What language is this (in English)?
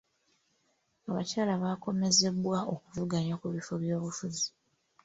Ganda